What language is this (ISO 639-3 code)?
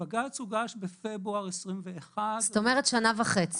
heb